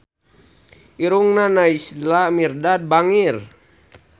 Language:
Sundanese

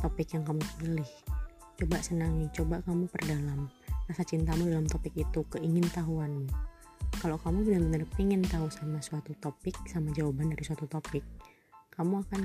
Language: Indonesian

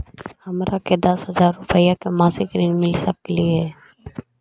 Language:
Magahi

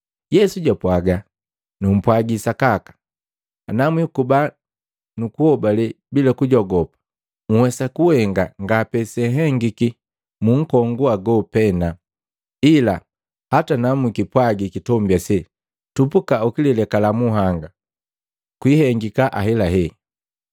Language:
Matengo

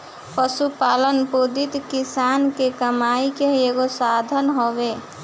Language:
Bhojpuri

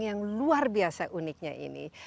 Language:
Indonesian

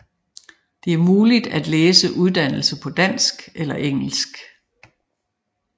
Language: Danish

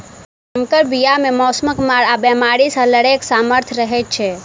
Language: Maithili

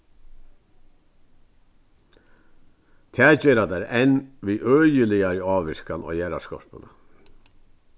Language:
Faroese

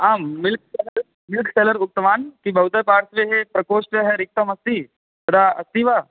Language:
Sanskrit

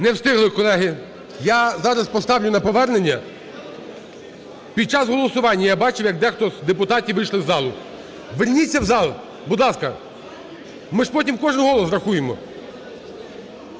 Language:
Ukrainian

